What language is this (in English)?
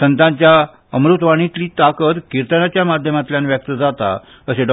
Konkani